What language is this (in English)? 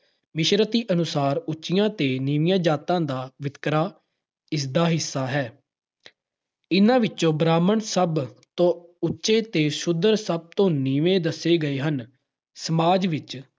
Punjabi